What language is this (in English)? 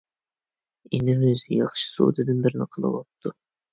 Uyghur